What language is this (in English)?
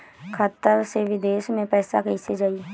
Bhojpuri